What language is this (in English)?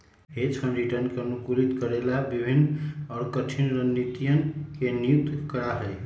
Magahi